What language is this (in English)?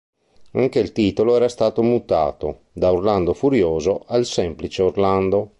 Italian